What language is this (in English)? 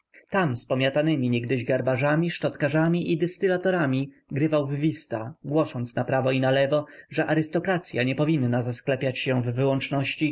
Polish